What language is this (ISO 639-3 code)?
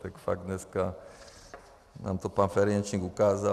ces